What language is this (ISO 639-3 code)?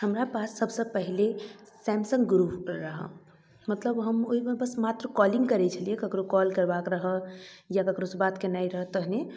mai